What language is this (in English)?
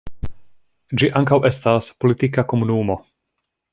Esperanto